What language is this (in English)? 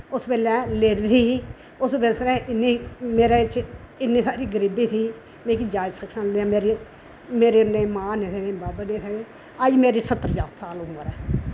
Dogri